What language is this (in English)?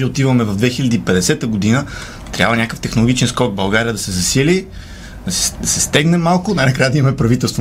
Bulgarian